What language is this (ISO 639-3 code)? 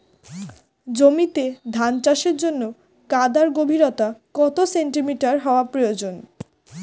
ben